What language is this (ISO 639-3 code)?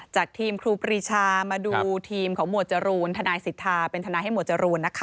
tha